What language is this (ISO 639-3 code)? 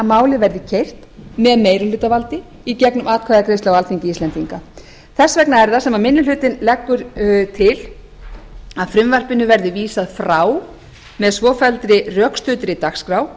isl